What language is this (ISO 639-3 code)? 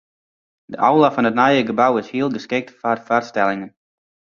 fry